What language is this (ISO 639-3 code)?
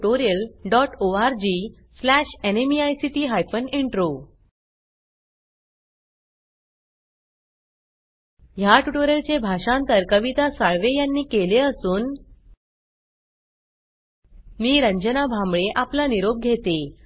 mar